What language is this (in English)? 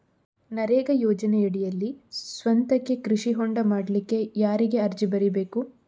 Kannada